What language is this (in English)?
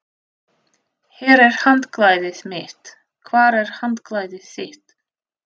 Icelandic